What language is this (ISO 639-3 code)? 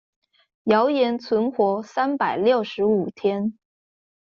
zho